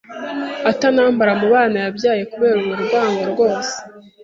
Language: Kinyarwanda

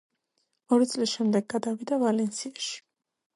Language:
Georgian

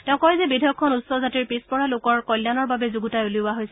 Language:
Assamese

